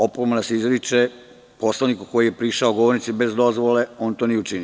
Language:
Serbian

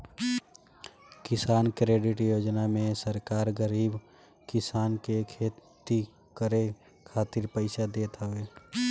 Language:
Bhojpuri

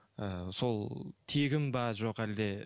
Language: Kazakh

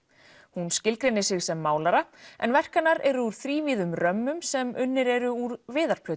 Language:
Icelandic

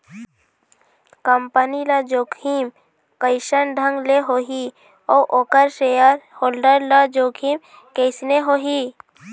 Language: Chhattisgarhi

